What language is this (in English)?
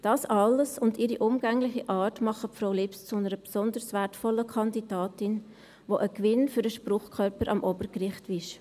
Swiss German